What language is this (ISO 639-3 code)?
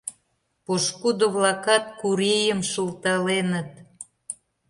chm